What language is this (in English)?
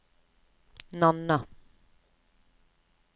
Norwegian